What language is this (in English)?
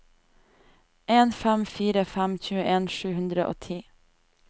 Norwegian